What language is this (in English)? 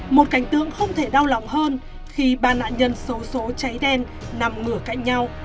Vietnamese